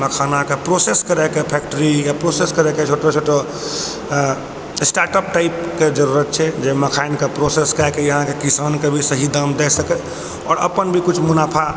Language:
Maithili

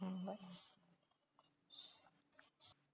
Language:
Tamil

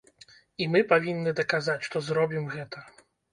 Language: Belarusian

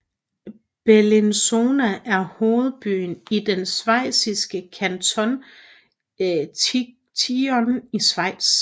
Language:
Danish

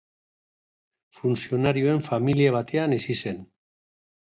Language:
Basque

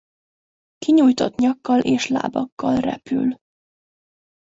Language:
Hungarian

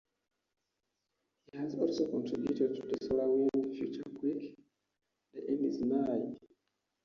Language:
English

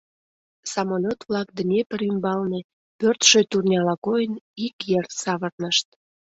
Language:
Mari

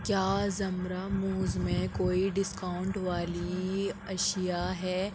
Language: Urdu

